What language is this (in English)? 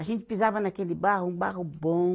Portuguese